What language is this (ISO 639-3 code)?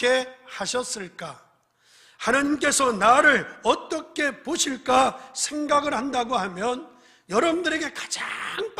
kor